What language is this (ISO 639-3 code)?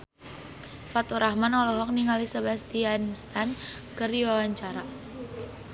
sun